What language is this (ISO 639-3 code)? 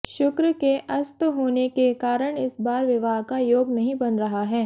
hin